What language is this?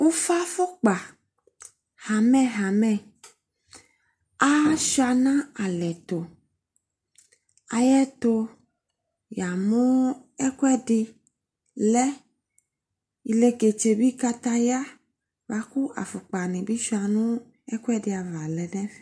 Ikposo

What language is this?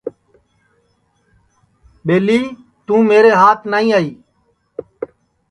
Sansi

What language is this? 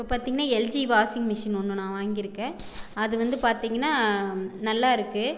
Tamil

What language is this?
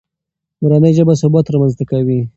Pashto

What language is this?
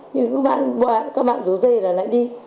Vietnamese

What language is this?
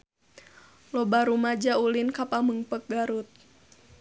Sundanese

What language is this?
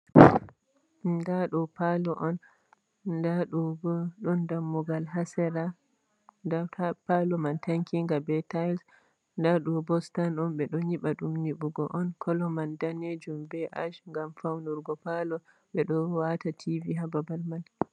Fula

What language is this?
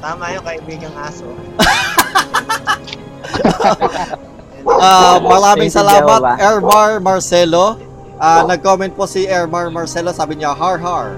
Filipino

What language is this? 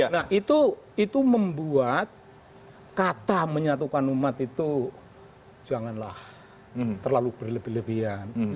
Indonesian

